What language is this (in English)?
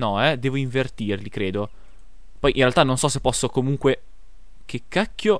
Italian